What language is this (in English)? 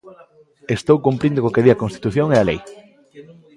Galician